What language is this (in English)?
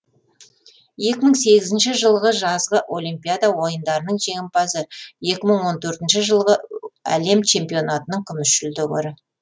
Kazakh